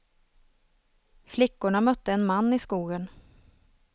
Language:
Swedish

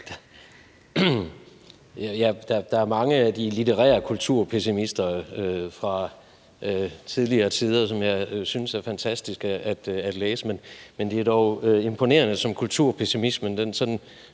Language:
Danish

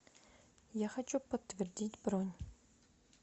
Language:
Russian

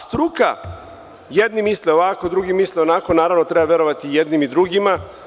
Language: Serbian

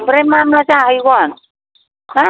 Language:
Bodo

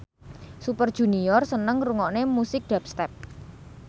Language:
Javanese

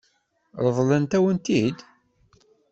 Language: Kabyle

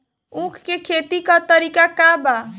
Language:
Bhojpuri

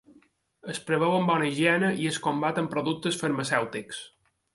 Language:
Catalan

